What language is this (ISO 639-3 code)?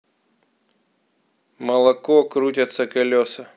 rus